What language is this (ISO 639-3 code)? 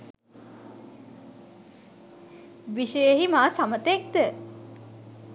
sin